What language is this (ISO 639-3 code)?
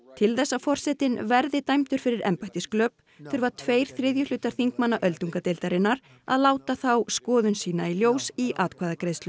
isl